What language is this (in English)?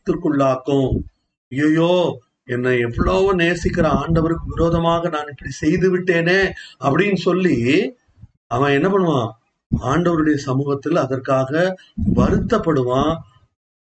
Tamil